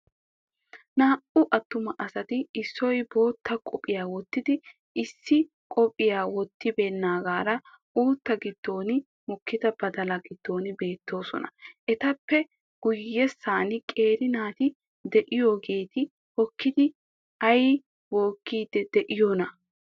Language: Wolaytta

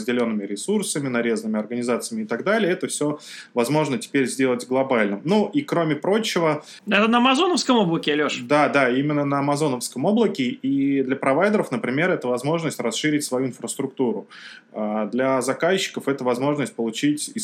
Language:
Russian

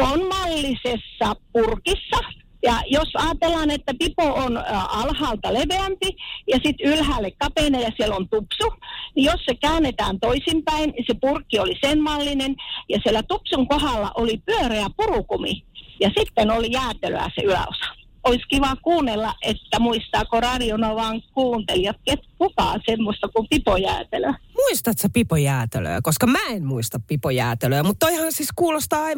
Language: Finnish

